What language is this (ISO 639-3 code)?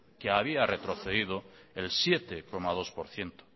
spa